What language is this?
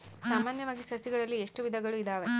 Kannada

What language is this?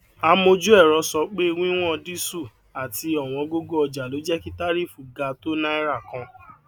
Yoruba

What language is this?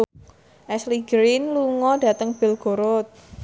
Javanese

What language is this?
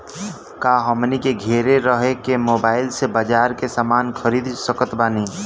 Bhojpuri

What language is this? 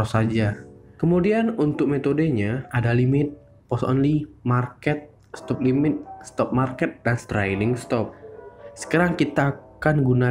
Indonesian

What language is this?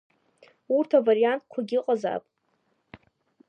Abkhazian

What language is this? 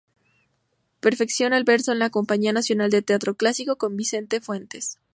Spanish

